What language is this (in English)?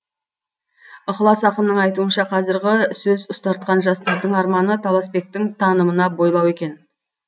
Kazakh